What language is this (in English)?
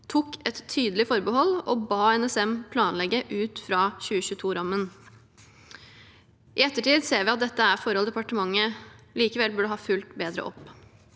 Norwegian